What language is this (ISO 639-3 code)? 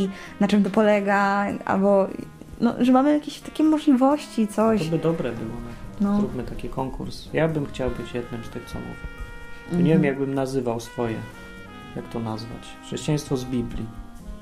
pol